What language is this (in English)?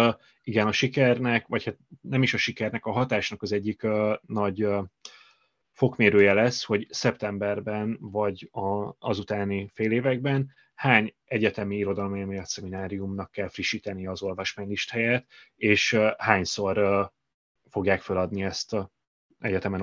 Hungarian